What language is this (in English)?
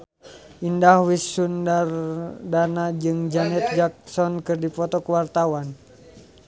Sundanese